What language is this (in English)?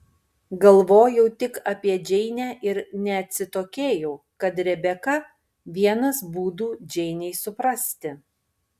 Lithuanian